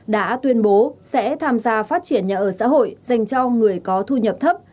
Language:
Vietnamese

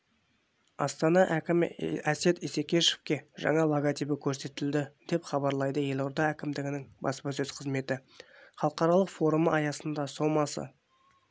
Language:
Kazakh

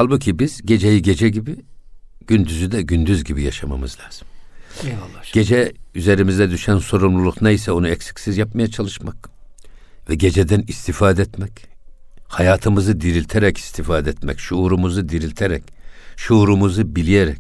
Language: Turkish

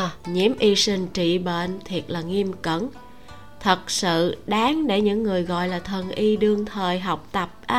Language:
Vietnamese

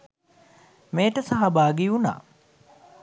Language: Sinhala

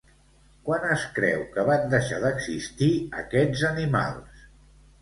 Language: Catalan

